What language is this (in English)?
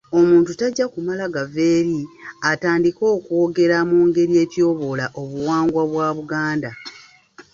Ganda